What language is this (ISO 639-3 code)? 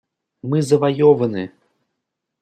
rus